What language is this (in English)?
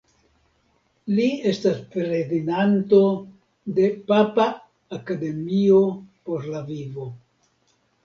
Esperanto